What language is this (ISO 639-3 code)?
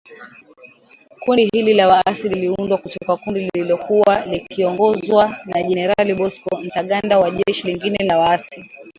swa